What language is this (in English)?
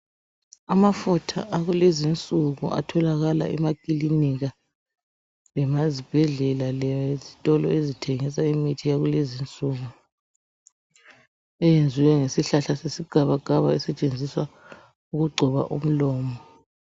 North Ndebele